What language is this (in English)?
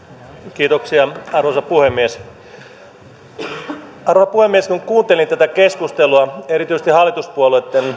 Finnish